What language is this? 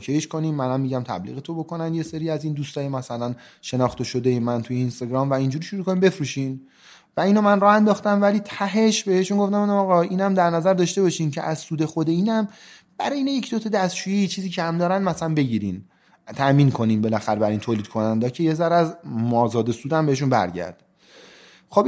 Persian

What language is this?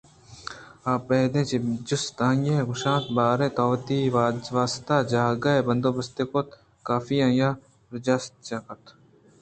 Eastern Balochi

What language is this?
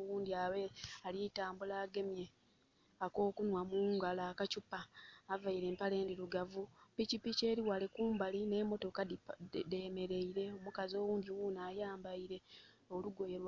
Soga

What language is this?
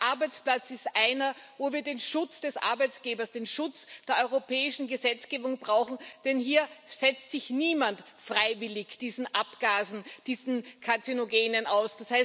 German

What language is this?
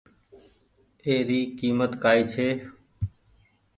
Goaria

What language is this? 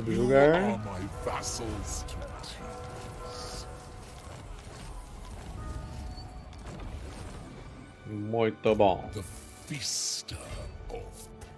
Portuguese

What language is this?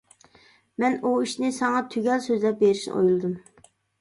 Uyghur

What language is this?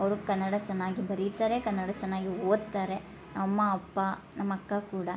Kannada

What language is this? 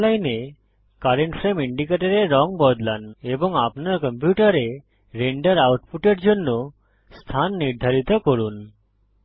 Bangla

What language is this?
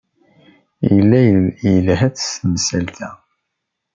Kabyle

